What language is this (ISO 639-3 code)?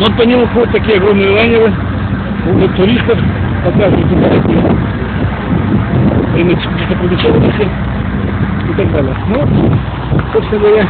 rus